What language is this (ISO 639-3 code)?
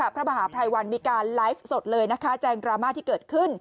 tha